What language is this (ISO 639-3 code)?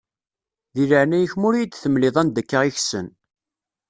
kab